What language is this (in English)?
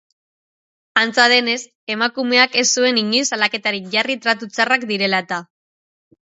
Basque